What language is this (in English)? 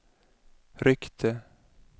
Swedish